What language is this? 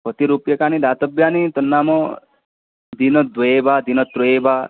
Sanskrit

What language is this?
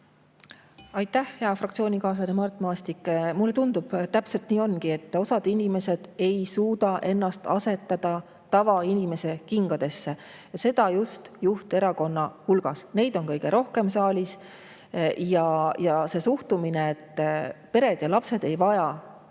Estonian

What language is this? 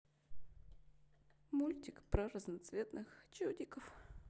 Russian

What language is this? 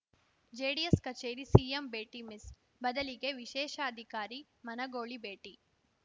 Kannada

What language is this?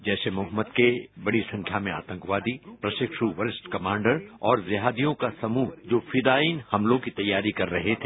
Hindi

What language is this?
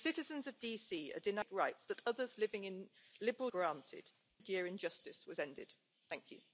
Hungarian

